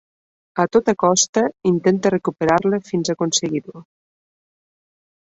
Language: Catalan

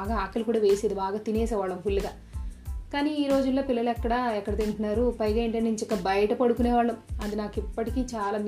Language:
Telugu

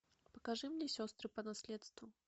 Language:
Russian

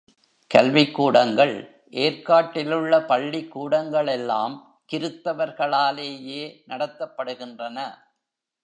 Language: Tamil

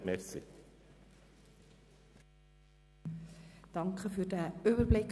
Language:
Swiss German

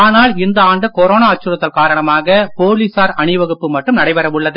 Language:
Tamil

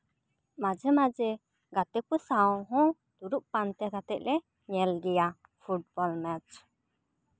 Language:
Santali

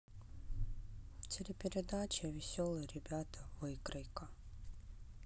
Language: Russian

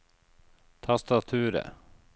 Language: Norwegian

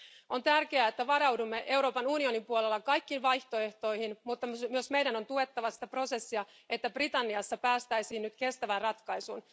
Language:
Finnish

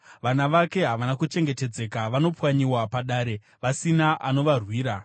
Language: Shona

